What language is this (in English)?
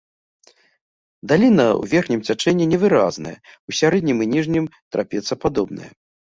Belarusian